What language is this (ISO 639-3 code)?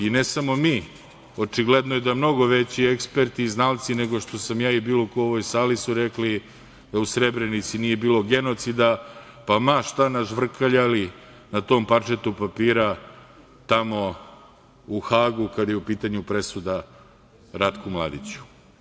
srp